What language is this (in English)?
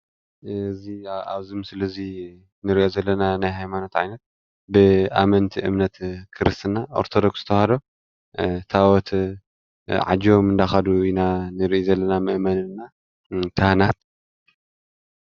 Tigrinya